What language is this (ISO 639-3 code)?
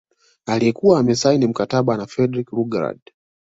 swa